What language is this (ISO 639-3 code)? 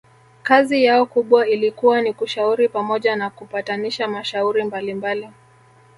swa